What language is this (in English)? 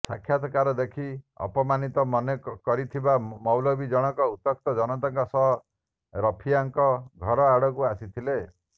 Odia